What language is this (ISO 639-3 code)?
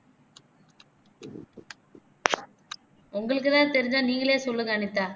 tam